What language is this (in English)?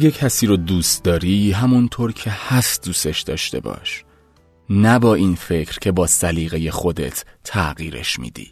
Persian